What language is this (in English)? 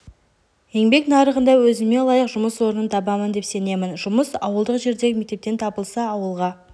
Kazakh